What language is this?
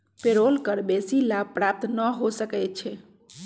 Magahi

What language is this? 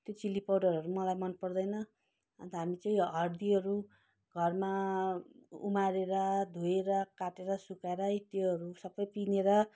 Nepali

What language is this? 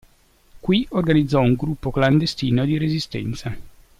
Italian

